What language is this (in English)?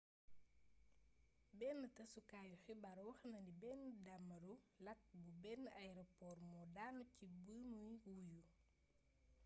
Wolof